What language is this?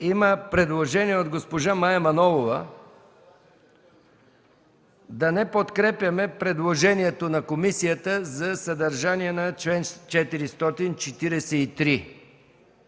Bulgarian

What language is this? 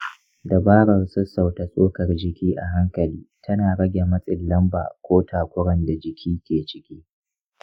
Hausa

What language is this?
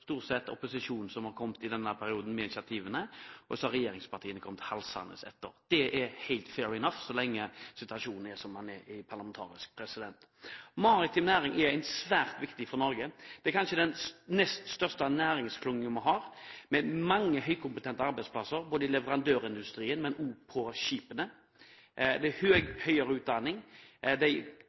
Norwegian Bokmål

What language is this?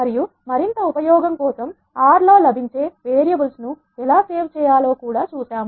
Telugu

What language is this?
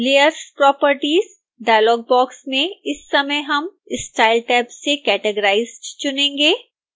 Hindi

